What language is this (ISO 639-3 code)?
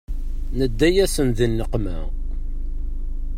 kab